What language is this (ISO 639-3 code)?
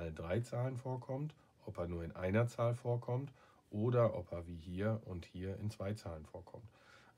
deu